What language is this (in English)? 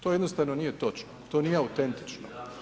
Croatian